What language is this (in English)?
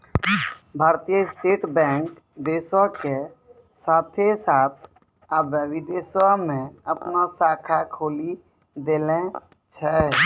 Maithili